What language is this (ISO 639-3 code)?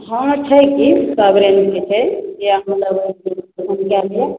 mai